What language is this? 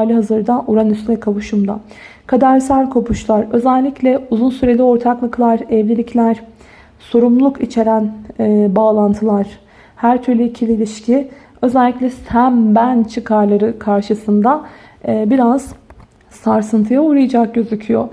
Turkish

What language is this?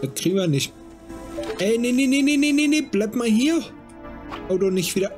German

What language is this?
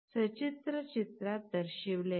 Marathi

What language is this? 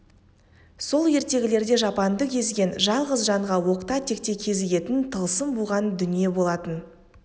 Kazakh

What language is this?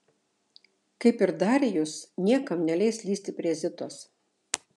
Lithuanian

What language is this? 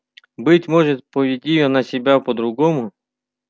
Russian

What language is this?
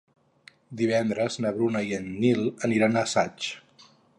Catalan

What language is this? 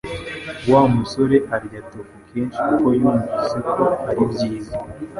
Kinyarwanda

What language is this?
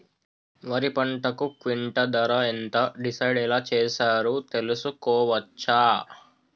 Telugu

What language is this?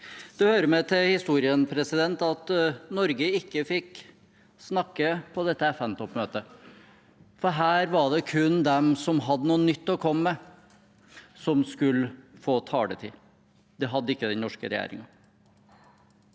Norwegian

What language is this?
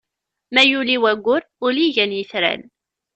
Kabyle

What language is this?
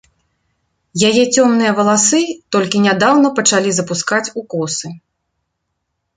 Belarusian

